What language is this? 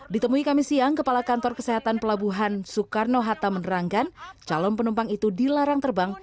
Indonesian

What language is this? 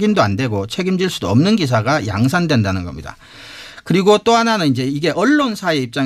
Korean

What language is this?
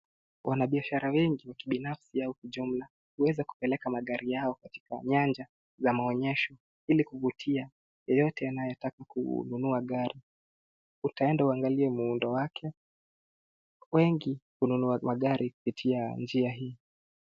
Swahili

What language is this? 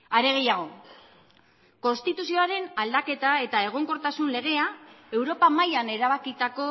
Basque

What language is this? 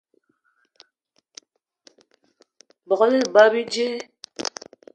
Eton (Cameroon)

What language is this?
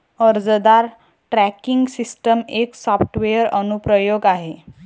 Marathi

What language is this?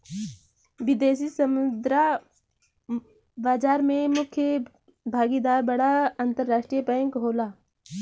Bhojpuri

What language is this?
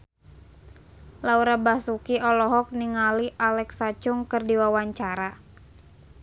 Sundanese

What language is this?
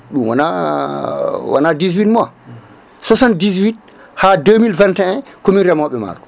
Fula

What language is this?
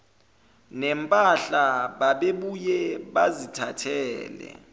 Zulu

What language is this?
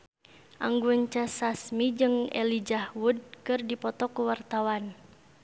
Sundanese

